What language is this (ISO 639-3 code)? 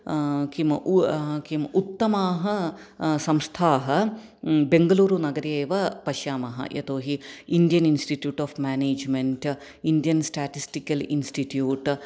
san